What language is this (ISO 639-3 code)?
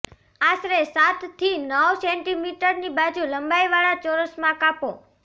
guj